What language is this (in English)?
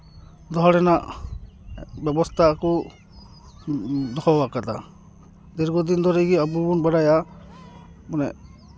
Santali